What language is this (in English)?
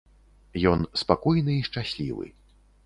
Belarusian